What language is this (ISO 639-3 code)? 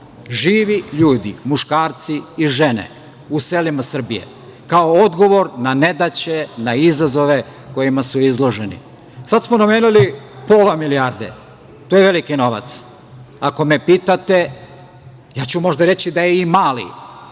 srp